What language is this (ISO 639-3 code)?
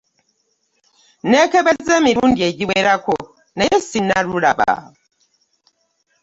lug